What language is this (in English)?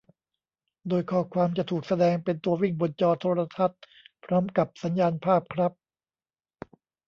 Thai